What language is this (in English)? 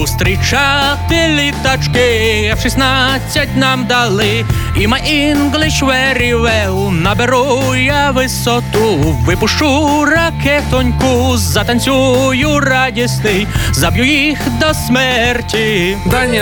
Ukrainian